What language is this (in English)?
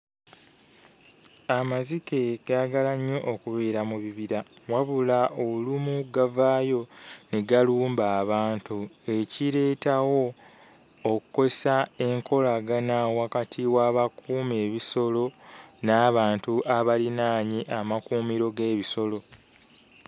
Ganda